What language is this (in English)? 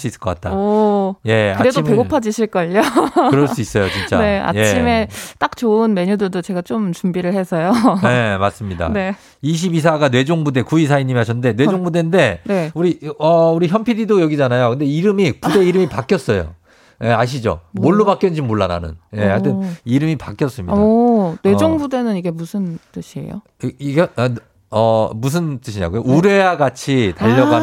Korean